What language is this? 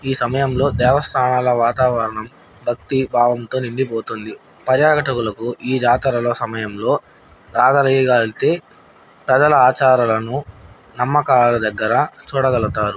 Telugu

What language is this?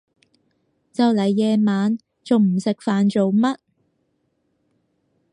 Cantonese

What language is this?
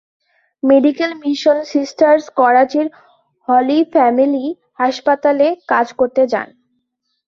Bangla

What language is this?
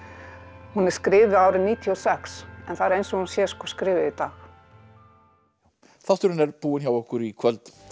Icelandic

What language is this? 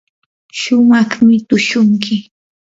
Yanahuanca Pasco Quechua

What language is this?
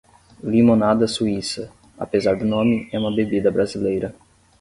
Portuguese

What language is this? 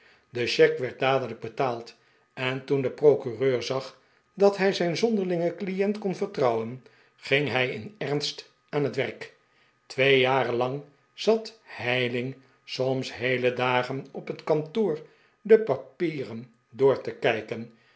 Dutch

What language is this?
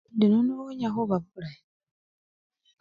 Luyia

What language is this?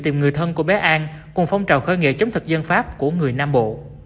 Vietnamese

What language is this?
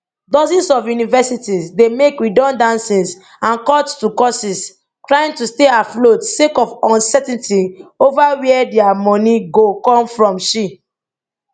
Nigerian Pidgin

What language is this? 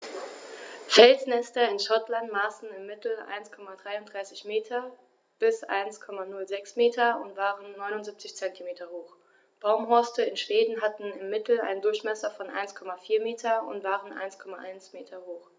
German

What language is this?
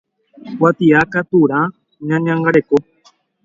Guarani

